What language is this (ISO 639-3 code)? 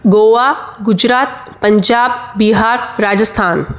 snd